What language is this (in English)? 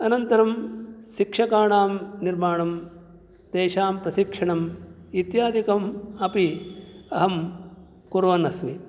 Sanskrit